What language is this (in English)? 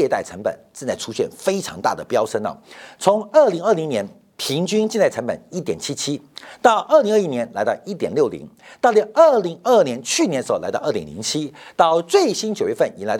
Chinese